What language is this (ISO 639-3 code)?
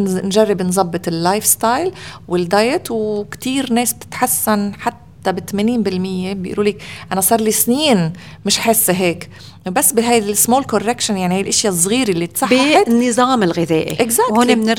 ara